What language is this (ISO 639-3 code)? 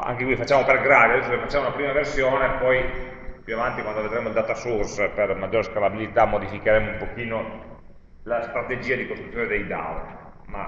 ita